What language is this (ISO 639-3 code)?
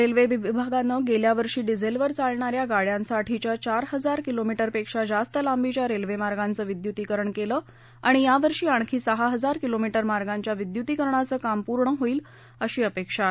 mar